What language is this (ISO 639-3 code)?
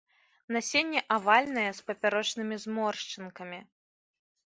bel